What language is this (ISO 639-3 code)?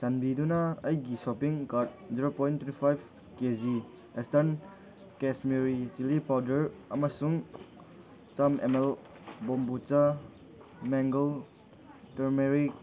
mni